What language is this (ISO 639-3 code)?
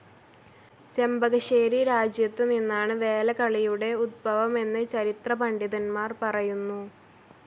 mal